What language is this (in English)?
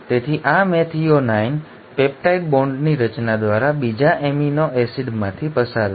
Gujarati